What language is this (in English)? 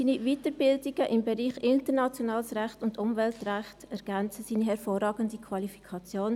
Swiss German